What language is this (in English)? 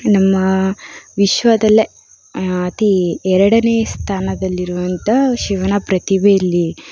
Kannada